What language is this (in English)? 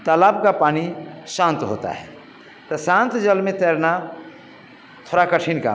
Hindi